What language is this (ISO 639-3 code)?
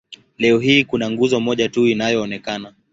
swa